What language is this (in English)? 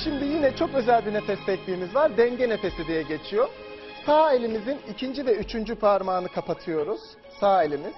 Turkish